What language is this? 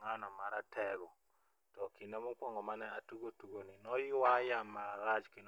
Luo (Kenya and Tanzania)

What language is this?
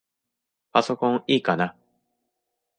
Japanese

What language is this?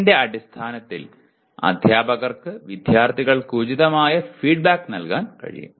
Malayalam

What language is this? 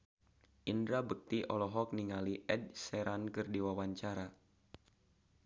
Sundanese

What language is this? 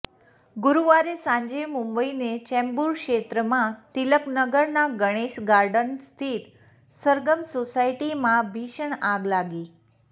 Gujarati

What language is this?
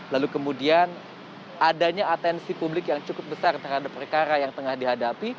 Indonesian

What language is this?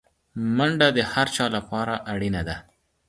Pashto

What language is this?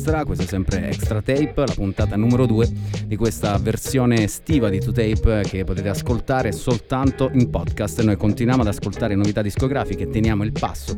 Italian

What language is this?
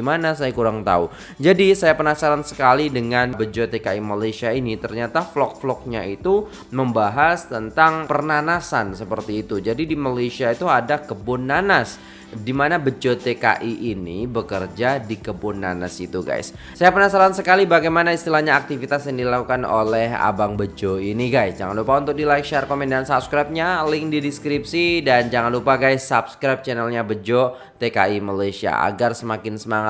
Indonesian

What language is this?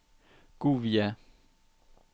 Danish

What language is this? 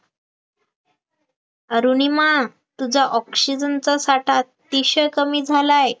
Marathi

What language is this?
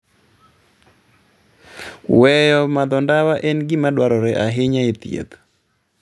Luo (Kenya and Tanzania)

